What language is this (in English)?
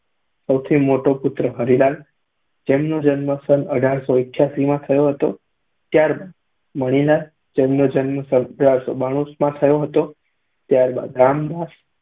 Gujarati